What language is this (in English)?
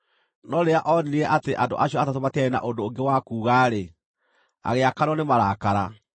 Kikuyu